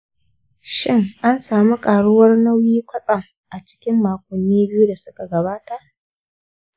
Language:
Hausa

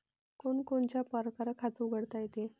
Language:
Marathi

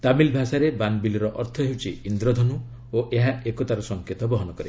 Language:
Odia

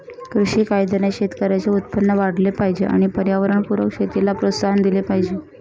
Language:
Marathi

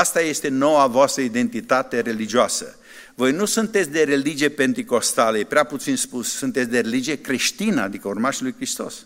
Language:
Romanian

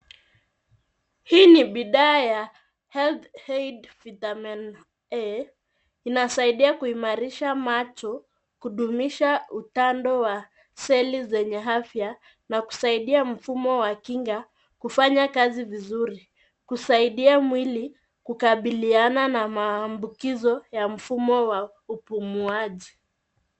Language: Swahili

